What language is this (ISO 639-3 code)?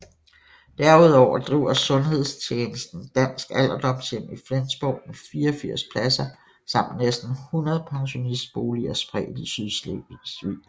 dan